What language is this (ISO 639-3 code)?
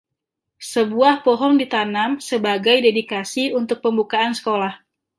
ind